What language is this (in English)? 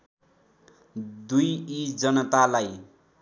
Nepali